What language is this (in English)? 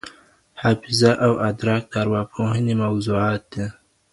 Pashto